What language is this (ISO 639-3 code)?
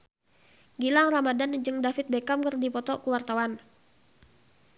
sun